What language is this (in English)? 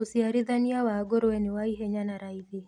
Kikuyu